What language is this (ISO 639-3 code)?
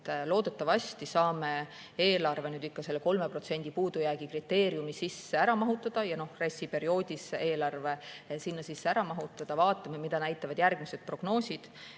est